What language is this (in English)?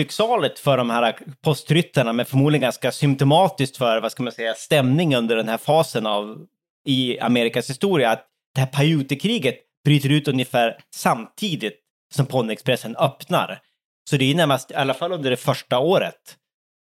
Swedish